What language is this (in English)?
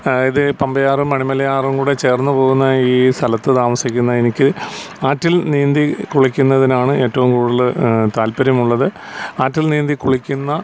Malayalam